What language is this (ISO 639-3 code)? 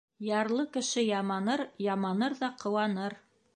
bak